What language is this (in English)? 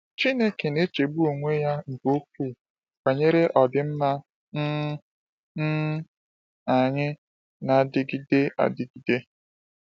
Igbo